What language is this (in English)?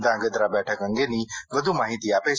Gujarati